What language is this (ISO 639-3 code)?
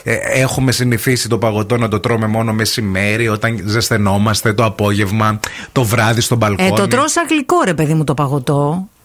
ell